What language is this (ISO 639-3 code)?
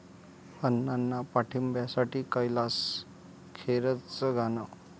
mar